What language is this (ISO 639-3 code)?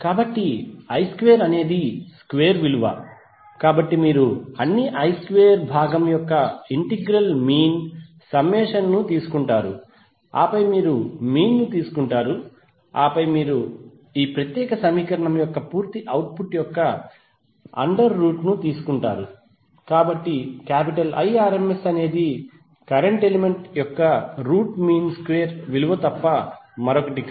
tel